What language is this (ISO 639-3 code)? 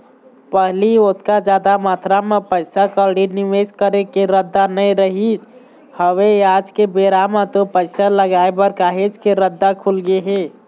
hne